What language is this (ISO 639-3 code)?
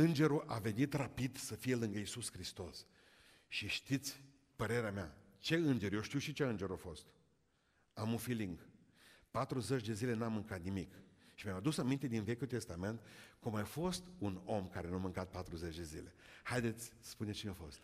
ron